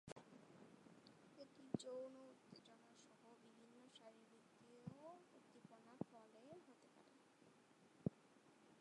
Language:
Bangla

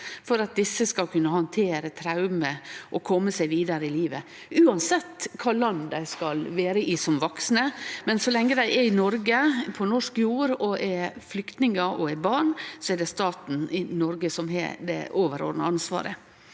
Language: Norwegian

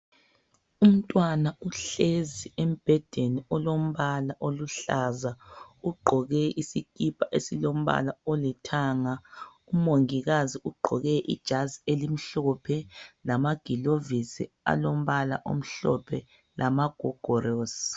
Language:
North Ndebele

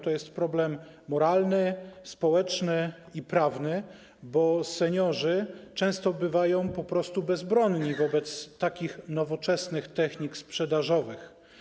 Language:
Polish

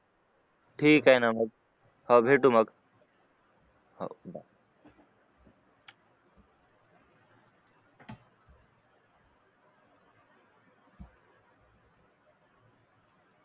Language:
Marathi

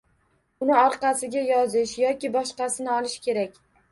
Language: Uzbek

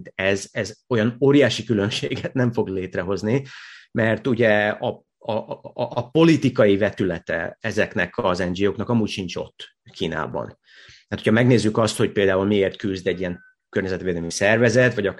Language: Hungarian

